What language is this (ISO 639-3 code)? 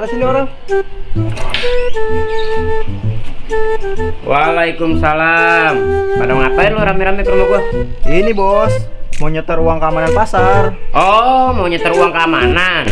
ind